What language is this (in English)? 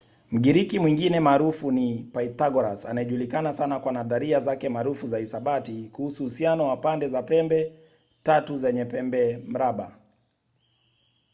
Swahili